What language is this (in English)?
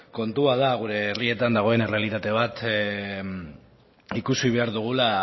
Basque